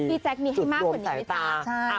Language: Thai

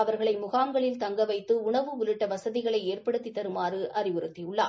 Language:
Tamil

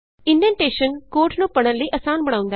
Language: Punjabi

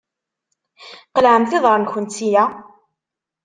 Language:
Kabyle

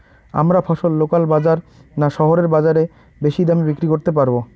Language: Bangla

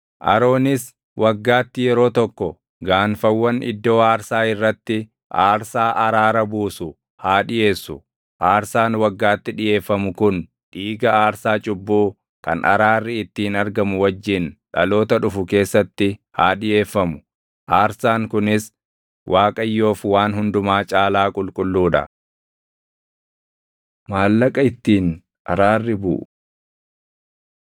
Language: Oromo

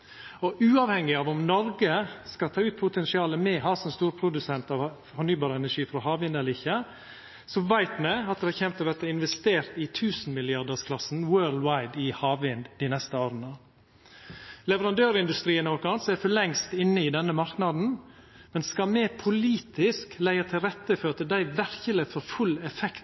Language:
Norwegian Nynorsk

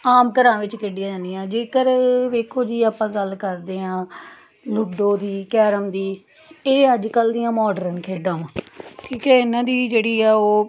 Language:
Punjabi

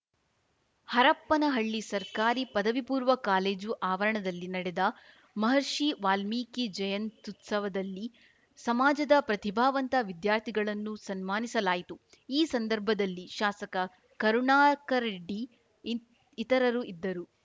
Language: Kannada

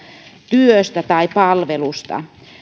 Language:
Finnish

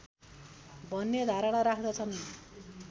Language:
Nepali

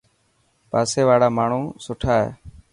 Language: Dhatki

